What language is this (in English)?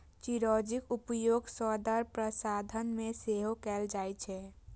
Maithili